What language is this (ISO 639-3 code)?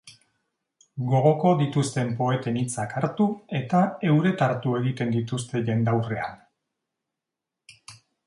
eus